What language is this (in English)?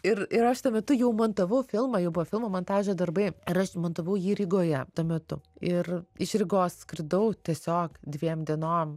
Lithuanian